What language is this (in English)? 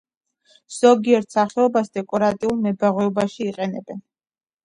Georgian